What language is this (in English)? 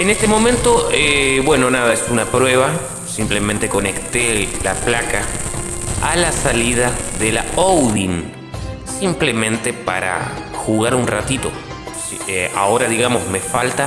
Spanish